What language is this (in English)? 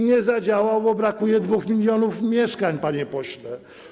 Polish